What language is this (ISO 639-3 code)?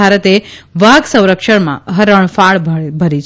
guj